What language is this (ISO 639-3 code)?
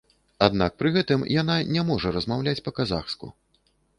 bel